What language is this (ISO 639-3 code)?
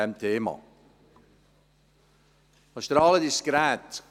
gsw